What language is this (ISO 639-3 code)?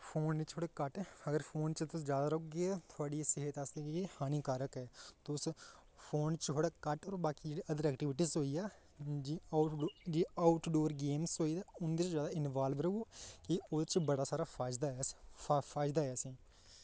doi